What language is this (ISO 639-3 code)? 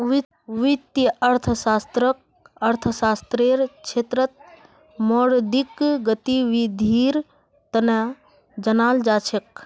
mag